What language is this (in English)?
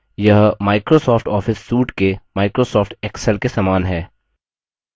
Hindi